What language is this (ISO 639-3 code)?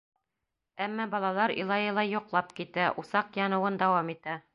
bak